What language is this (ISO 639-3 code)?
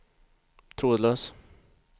swe